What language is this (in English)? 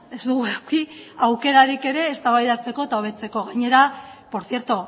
Basque